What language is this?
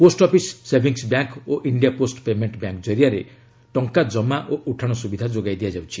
Odia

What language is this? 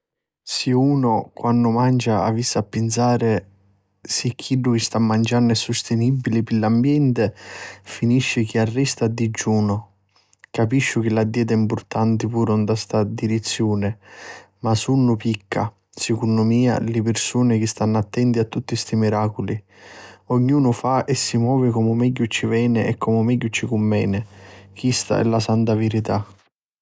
Sicilian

